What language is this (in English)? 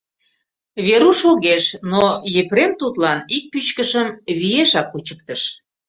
Mari